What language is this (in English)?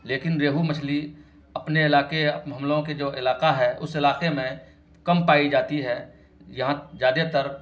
Urdu